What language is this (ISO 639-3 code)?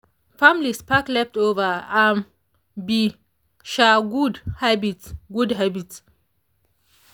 pcm